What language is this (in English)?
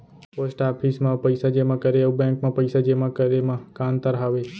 Chhattisgarhi